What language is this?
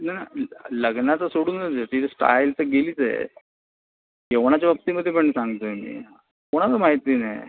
Marathi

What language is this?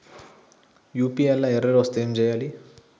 Telugu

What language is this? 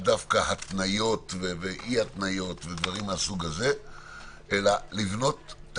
Hebrew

